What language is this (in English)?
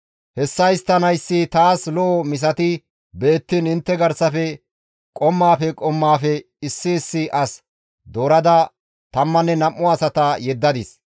Gamo